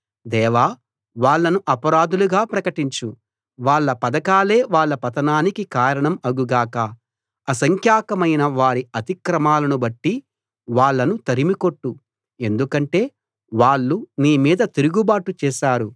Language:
Telugu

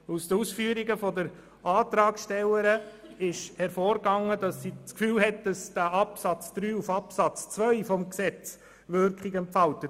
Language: Swiss German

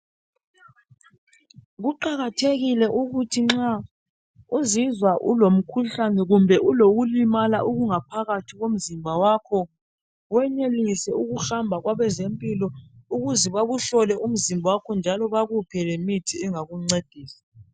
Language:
North Ndebele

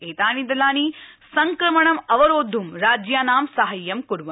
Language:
Sanskrit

